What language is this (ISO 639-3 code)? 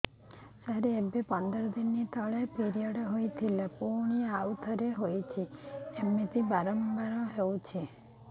ori